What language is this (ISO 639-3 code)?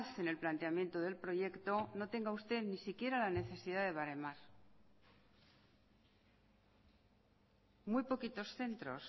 spa